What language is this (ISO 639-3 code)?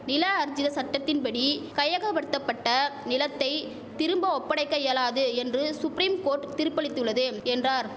tam